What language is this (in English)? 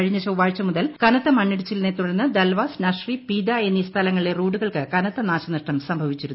Malayalam